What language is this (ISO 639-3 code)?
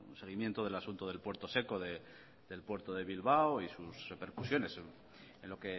spa